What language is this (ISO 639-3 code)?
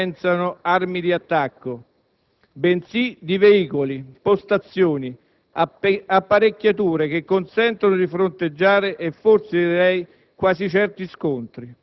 ita